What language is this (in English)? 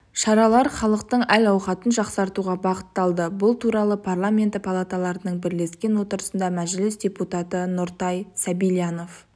Kazakh